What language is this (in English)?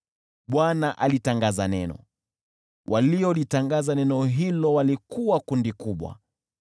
Swahili